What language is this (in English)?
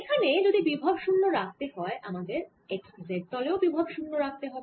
Bangla